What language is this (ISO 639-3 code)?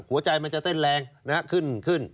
tha